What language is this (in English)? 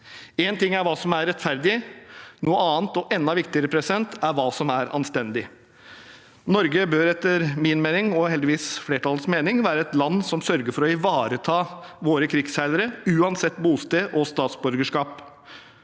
Norwegian